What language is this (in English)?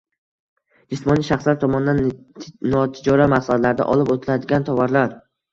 Uzbek